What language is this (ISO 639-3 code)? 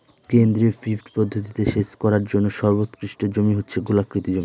ben